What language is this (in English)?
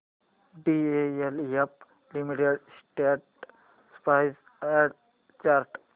Marathi